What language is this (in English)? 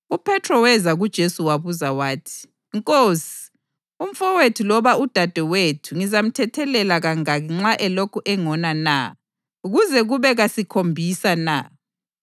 North Ndebele